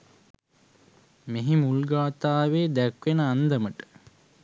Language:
Sinhala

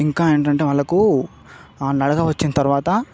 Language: Telugu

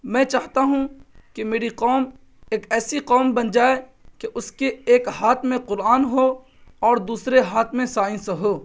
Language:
Urdu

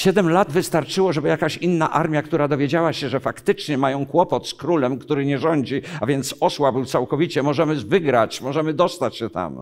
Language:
Polish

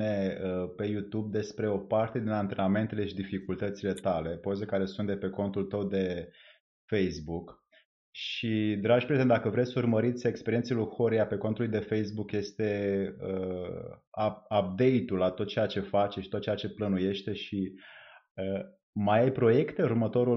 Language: Romanian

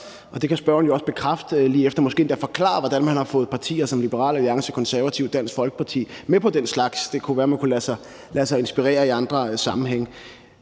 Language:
Danish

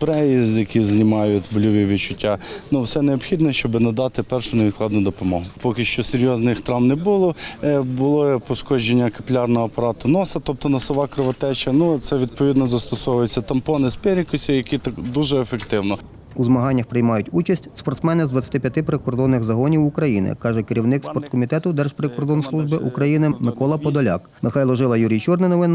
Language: Ukrainian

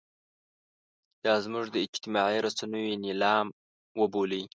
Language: Pashto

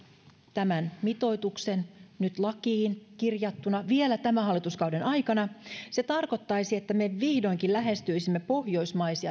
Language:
Finnish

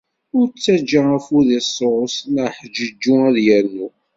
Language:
Kabyle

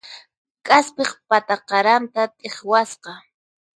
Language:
Puno Quechua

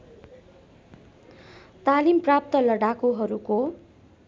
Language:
Nepali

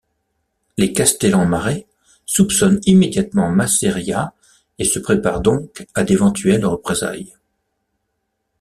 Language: French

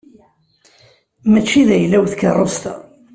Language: Kabyle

